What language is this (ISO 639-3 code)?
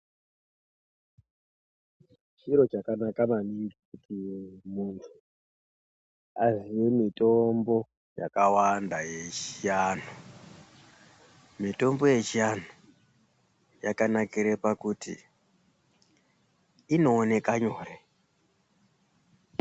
ndc